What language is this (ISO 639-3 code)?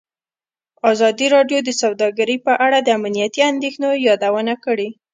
pus